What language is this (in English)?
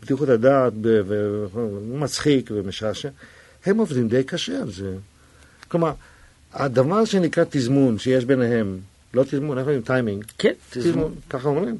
Hebrew